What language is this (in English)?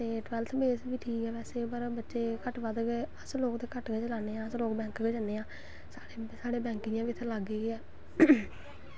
Dogri